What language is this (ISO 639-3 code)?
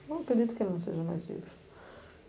por